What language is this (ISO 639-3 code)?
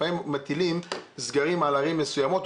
heb